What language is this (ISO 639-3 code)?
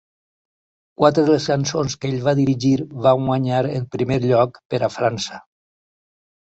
cat